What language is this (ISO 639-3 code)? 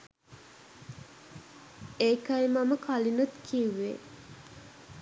sin